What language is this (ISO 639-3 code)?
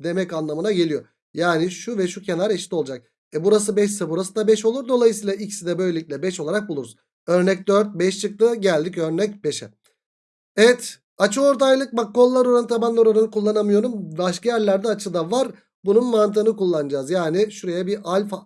tur